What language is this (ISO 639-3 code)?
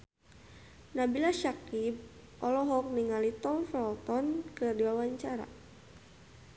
sun